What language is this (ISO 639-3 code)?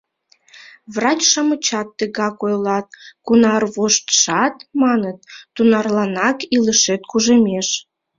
chm